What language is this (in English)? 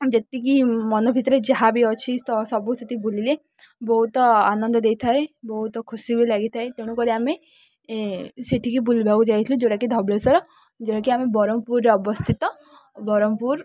Odia